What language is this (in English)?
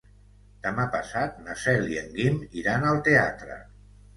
Catalan